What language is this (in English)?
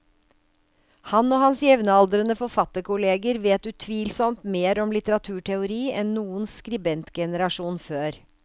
Norwegian